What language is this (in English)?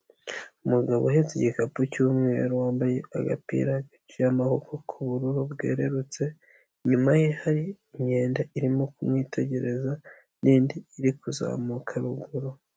Kinyarwanda